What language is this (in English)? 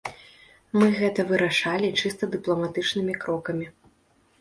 Belarusian